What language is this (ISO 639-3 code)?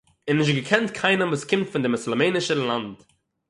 yid